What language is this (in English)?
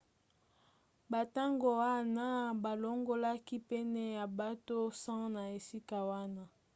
Lingala